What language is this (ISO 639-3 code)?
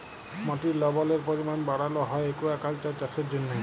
ben